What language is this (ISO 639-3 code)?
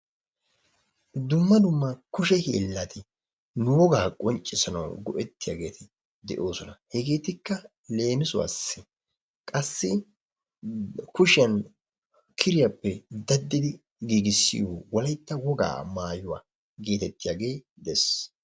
wal